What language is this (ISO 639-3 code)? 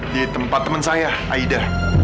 ind